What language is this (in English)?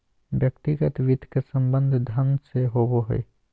Magahi